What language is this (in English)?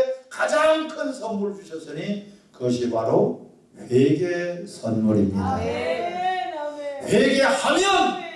Korean